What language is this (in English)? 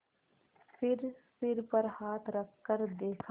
Hindi